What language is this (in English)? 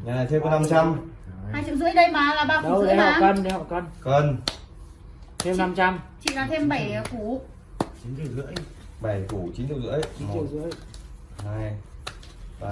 Vietnamese